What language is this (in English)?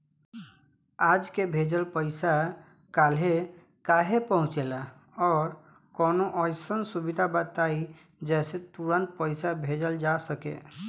Bhojpuri